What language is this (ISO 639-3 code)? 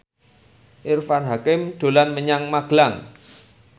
jav